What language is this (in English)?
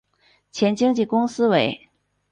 Chinese